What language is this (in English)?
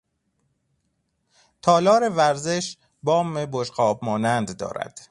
Persian